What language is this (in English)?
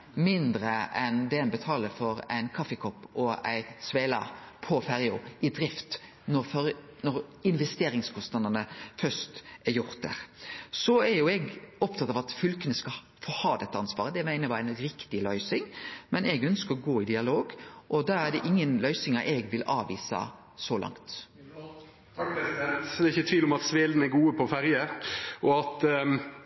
Norwegian Nynorsk